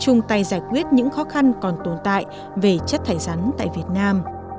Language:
Vietnamese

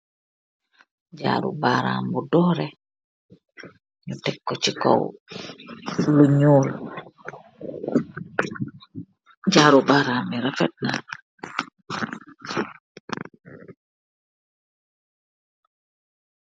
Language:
Wolof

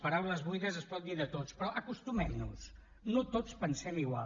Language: Catalan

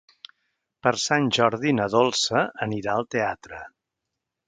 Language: Catalan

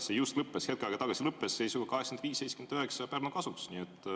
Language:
Estonian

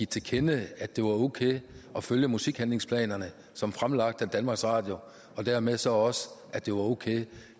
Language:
Danish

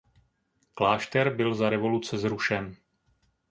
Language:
Czech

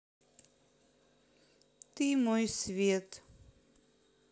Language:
Russian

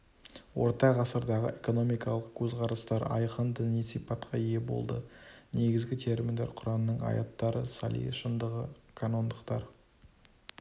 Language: Kazakh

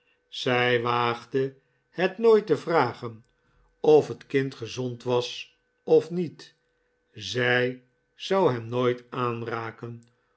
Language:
Dutch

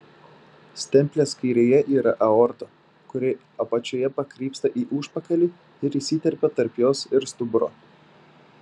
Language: Lithuanian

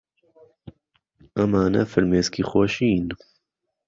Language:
Central Kurdish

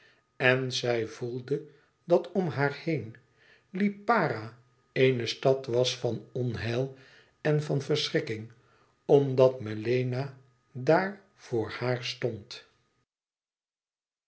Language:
Dutch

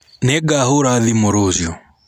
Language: Kikuyu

